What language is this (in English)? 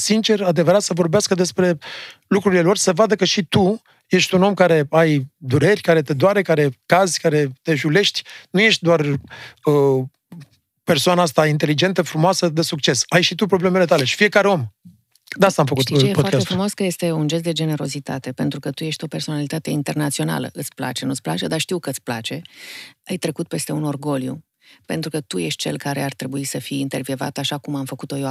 Romanian